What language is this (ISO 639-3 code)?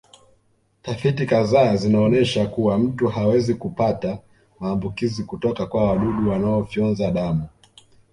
swa